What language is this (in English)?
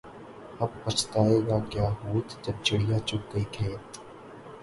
Urdu